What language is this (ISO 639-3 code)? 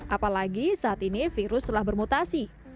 ind